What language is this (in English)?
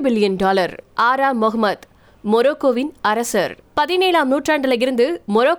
Tamil